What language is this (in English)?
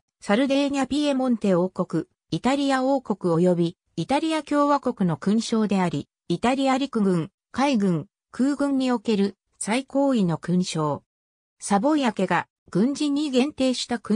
Japanese